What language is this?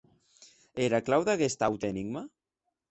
Occitan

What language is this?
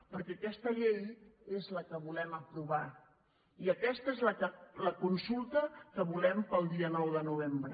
Catalan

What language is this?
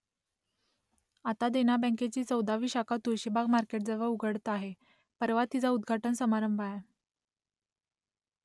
Marathi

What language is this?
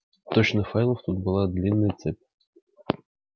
Russian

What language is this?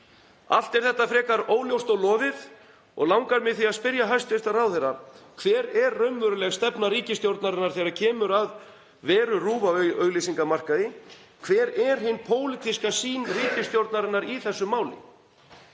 Icelandic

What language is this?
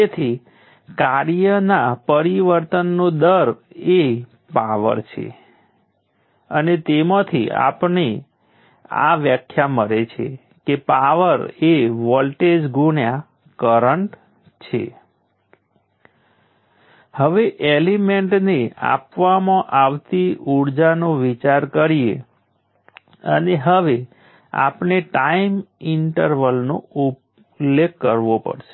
Gujarati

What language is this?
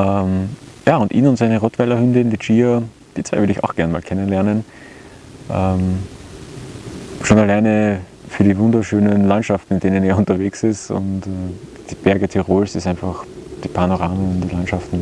German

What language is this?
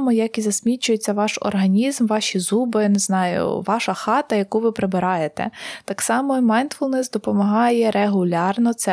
Ukrainian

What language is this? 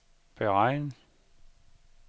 Danish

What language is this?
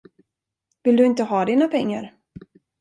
Swedish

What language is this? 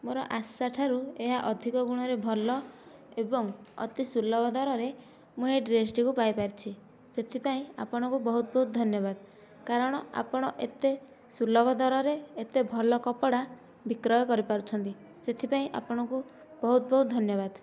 Odia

